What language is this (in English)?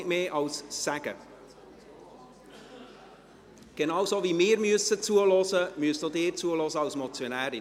Swiss German